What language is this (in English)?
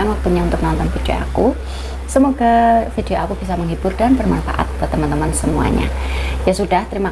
Indonesian